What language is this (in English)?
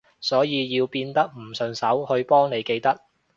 Cantonese